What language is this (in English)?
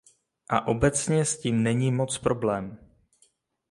Czech